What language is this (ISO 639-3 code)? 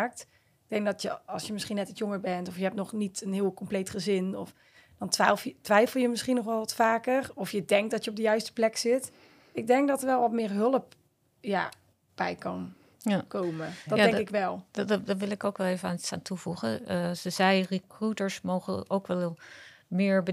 nld